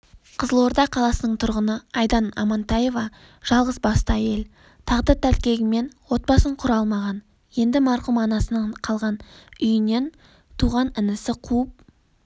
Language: Kazakh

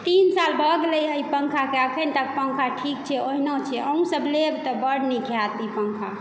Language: Maithili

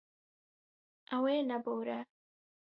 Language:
Kurdish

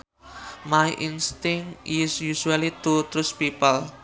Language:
Sundanese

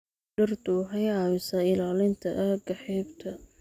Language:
Somali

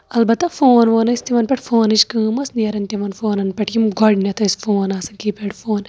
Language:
Kashmiri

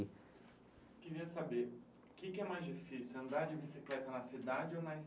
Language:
Portuguese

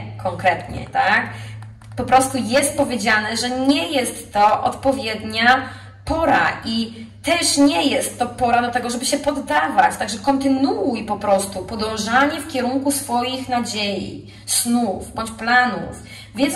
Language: Polish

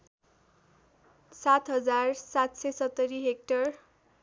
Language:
Nepali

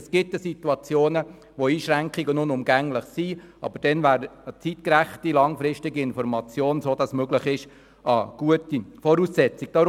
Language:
Swiss German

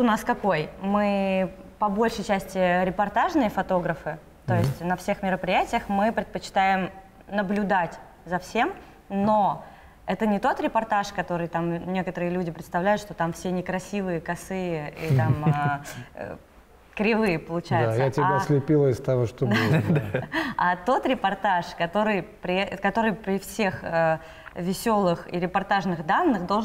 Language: Russian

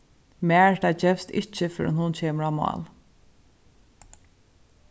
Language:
Faroese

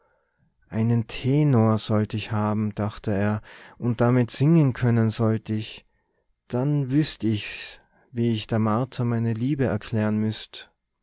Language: German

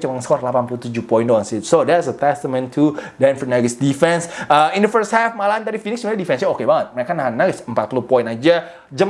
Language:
Indonesian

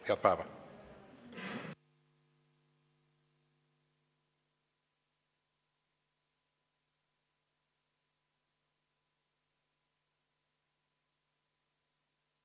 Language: Estonian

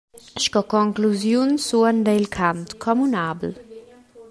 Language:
Romansh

